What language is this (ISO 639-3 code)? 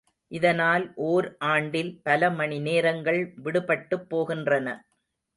tam